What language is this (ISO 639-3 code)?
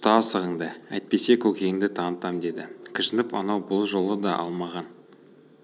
kaz